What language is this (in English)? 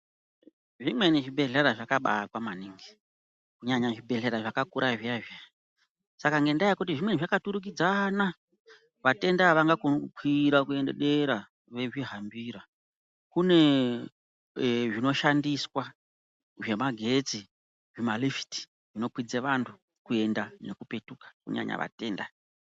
Ndau